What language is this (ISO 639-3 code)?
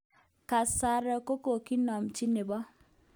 kln